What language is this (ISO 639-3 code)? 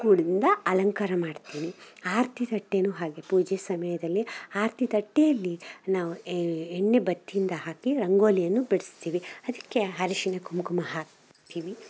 kan